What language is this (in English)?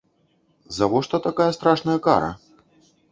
Belarusian